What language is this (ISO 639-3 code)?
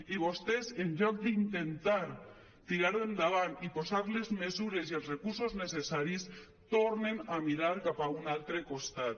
cat